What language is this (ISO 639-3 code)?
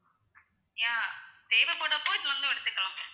tam